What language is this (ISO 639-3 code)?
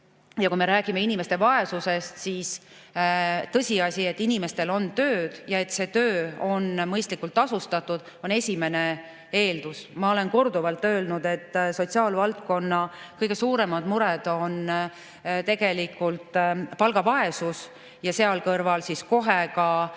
est